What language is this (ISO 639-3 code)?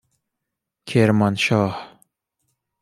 fas